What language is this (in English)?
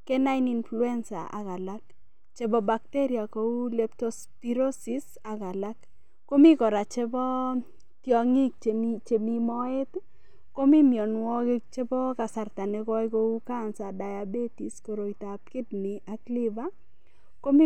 Kalenjin